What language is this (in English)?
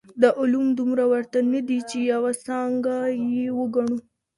Pashto